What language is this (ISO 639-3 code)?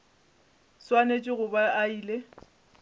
nso